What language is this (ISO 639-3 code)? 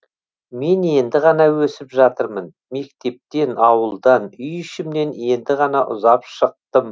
kaz